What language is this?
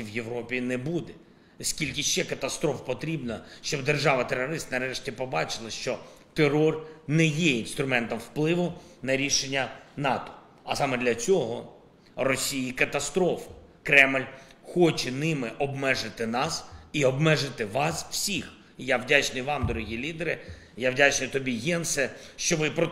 Ukrainian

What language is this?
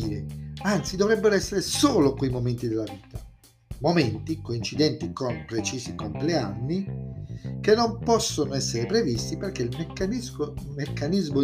Italian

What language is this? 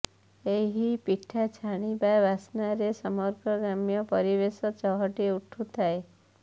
Odia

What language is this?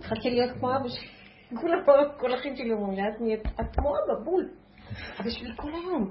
Hebrew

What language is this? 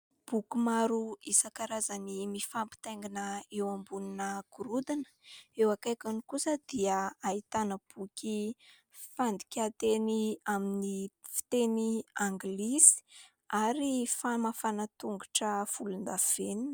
Malagasy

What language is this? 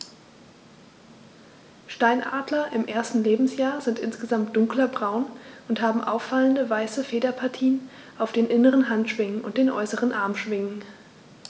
German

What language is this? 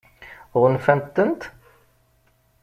Kabyle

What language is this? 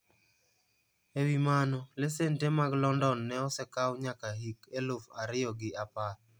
Luo (Kenya and Tanzania)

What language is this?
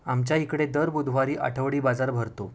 Marathi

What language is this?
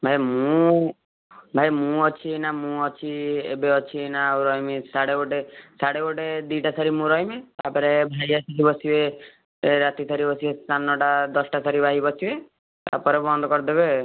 Odia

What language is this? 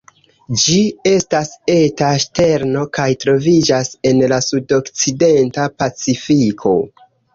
Esperanto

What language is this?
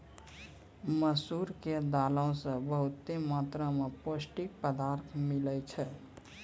Maithili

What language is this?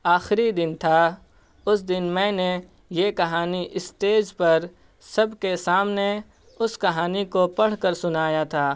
Urdu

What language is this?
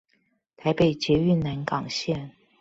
Chinese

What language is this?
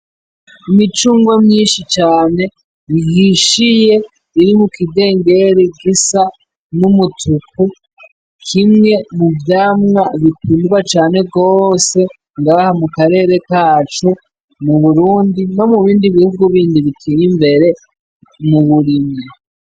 Rundi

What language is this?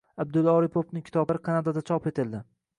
Uzbek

